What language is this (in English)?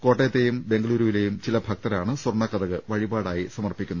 Malayalam